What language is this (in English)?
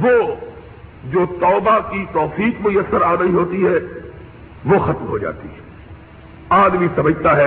Urdu